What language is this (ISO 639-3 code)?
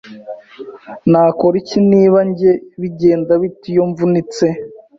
kin